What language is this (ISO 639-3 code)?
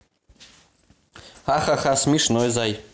rus